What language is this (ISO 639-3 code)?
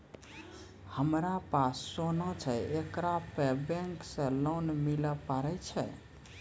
mai